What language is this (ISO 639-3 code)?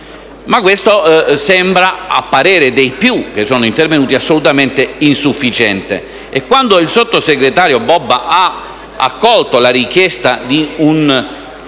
ita